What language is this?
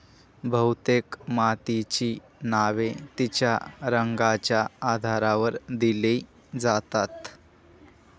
Marathi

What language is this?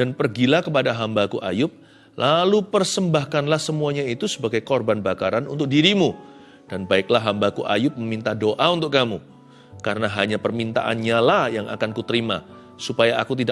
Indonesian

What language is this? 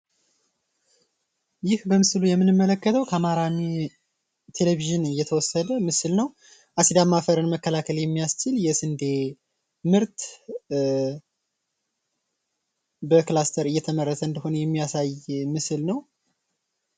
Amharic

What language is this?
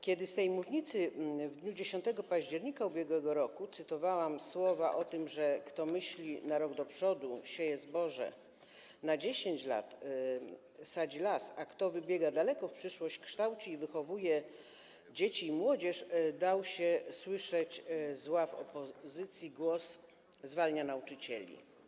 Polish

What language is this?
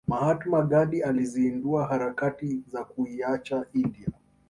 Swahili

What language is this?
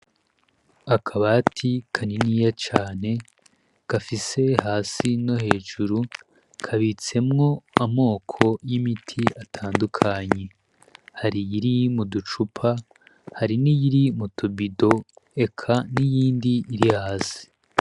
Rundi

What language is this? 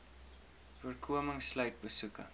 Afrikaans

